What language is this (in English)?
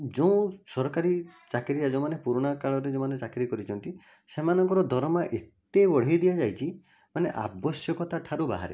Odia